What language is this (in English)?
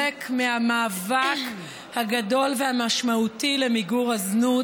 Hebrew